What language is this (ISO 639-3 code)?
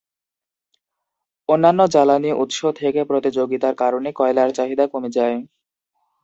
ben